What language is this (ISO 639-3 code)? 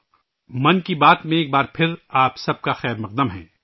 urd